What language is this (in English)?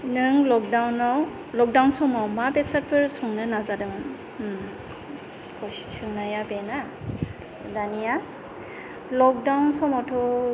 Bodo